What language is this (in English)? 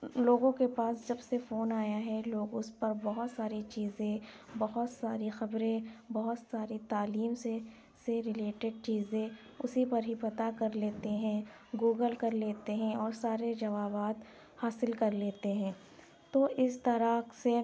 Urdu